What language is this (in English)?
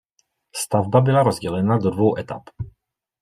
Czech